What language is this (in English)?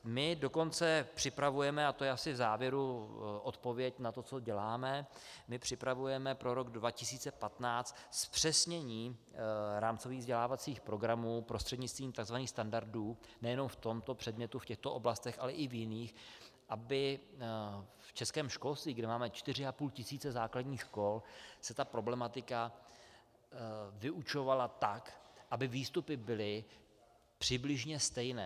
Czech